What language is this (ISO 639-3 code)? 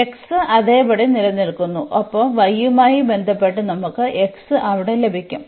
mal